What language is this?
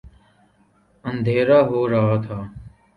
Urdu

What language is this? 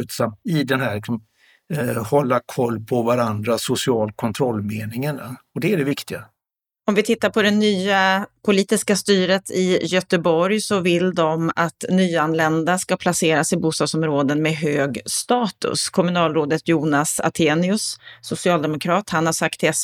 Swedish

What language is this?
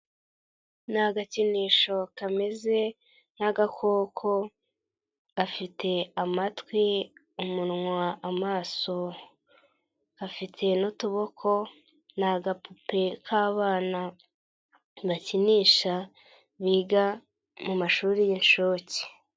Kinyarwanda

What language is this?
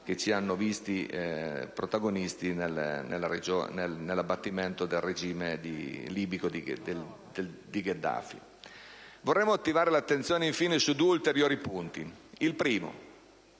Italian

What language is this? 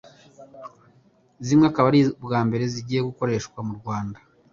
Kinyarwanda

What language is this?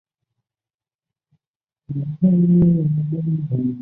Chinese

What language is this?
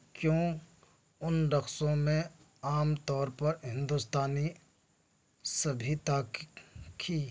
Urdu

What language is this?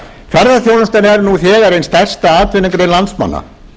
Icelandic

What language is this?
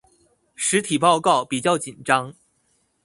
Chinese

